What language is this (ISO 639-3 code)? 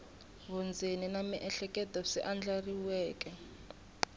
tso